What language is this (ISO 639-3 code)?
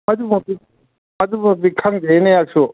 mni